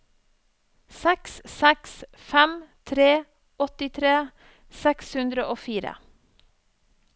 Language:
Norwegian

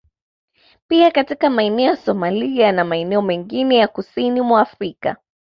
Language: Swahili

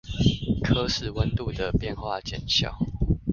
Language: Chinese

